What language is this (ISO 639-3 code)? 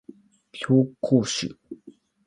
jpn